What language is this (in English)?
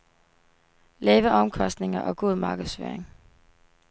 Danish